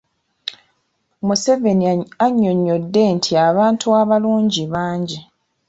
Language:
Ganda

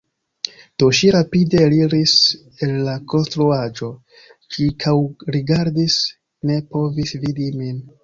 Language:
Esperanto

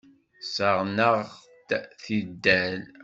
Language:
Kabyle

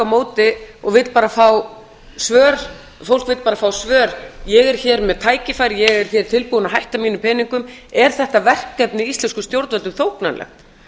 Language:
Icelandic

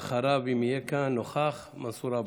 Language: Hebrew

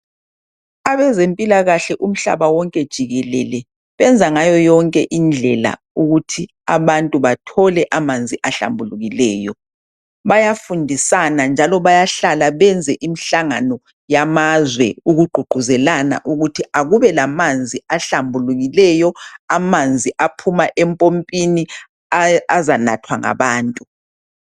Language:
North Ndebele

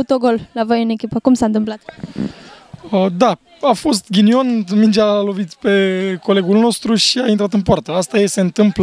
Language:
Romanian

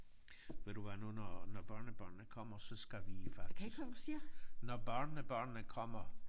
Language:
Danish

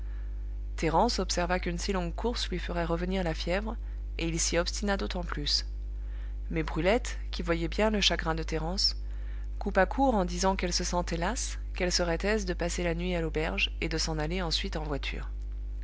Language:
French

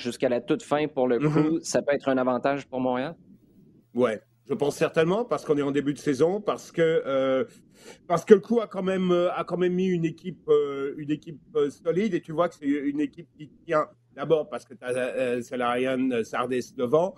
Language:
French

